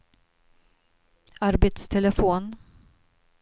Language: Swedish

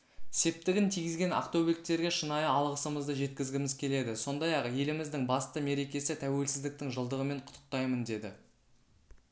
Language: Kazakh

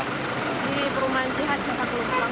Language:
Indonesian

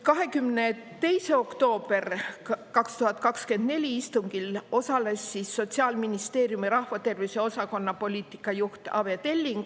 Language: Estonian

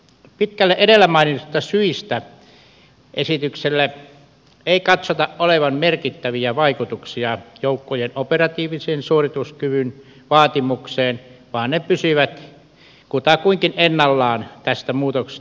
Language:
Finnish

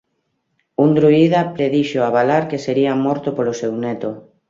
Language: Galician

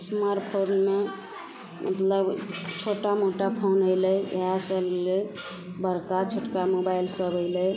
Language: Maithili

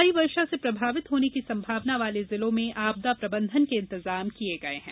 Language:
Hindi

